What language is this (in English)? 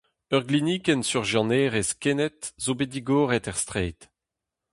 Breton